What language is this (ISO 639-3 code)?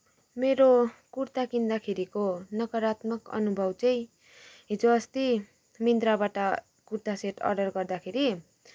nep